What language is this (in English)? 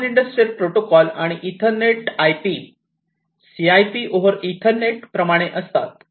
Marathi